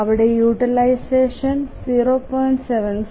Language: Malayalam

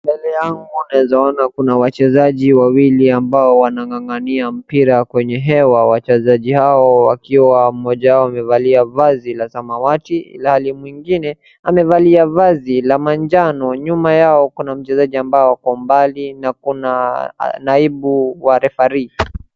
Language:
Swahili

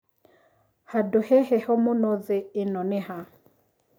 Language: Kikuyu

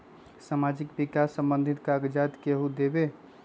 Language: Magahi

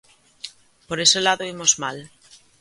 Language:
Galician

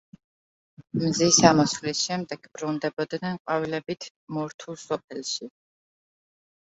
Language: Georgian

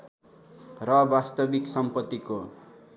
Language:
Nepali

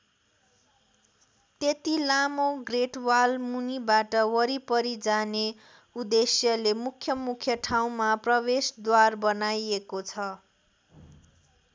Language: Nepali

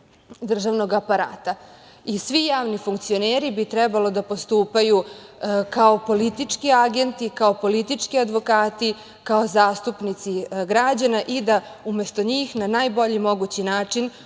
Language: Serbian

